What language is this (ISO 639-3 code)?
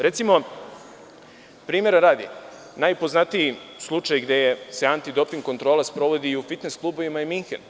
srp